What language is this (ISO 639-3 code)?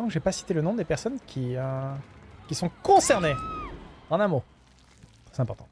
fra